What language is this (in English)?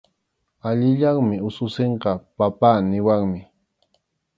Arequipa-La Unión Quechua